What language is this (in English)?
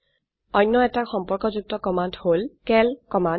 Assamese